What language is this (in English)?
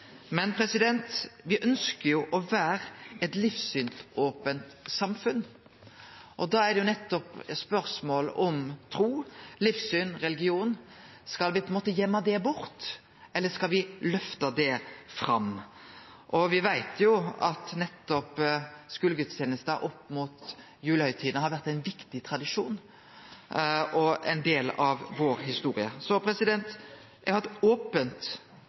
Norwegian Nynorsk